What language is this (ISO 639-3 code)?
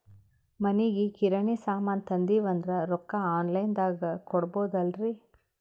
kan